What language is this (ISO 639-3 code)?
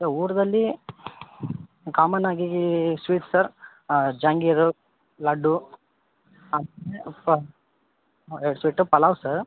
kan